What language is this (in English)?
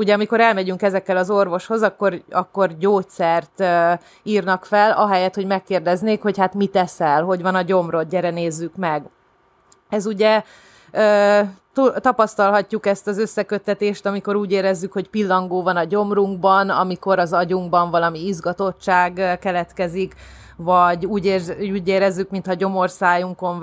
Hungarian